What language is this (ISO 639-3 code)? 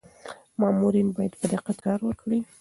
pus